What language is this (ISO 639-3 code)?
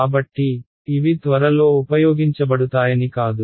tel